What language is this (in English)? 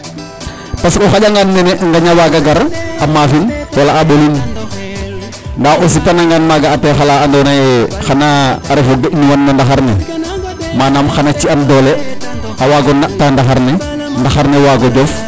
Serer